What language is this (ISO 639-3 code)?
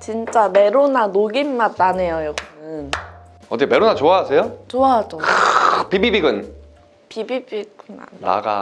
kor